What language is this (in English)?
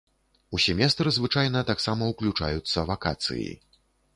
Belarusian